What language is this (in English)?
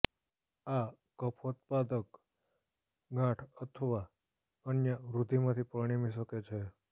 Gujarati